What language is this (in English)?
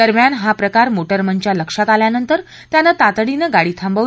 Marathi